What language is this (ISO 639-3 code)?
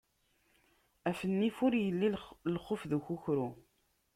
kab